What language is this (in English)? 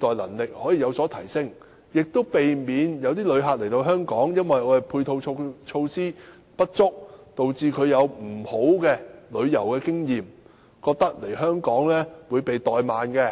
Cantonese